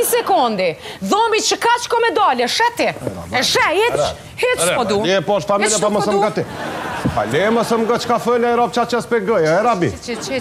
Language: Romanian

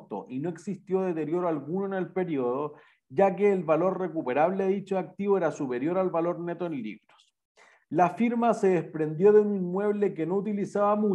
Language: Spanish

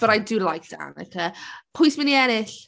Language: Welsh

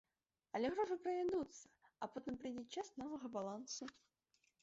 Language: Belarusian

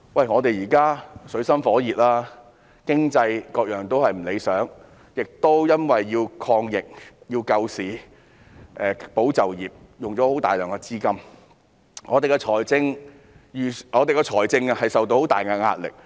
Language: Cantonese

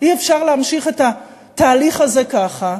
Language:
Hebrew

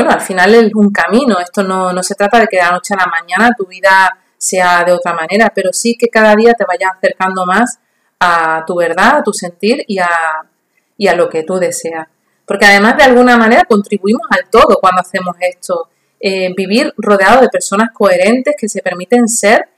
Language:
Spanish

